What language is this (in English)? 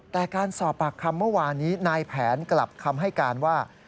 Thai